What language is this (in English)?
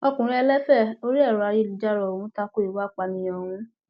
Yoruba